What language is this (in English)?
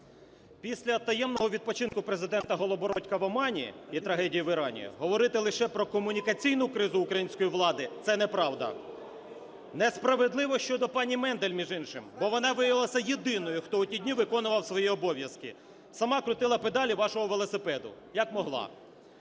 Ukrainian